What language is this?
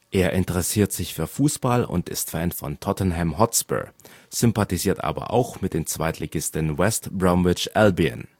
German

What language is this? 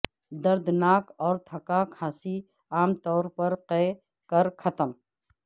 Urdu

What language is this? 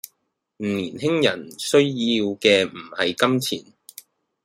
Cantonese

